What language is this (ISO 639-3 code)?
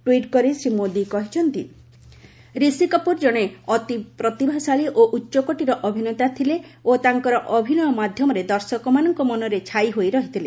ori